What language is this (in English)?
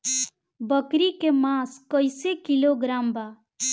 Bhojpuri